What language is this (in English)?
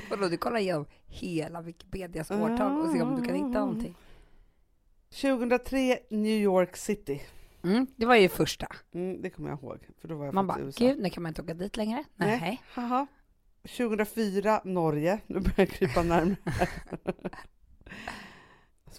Swedish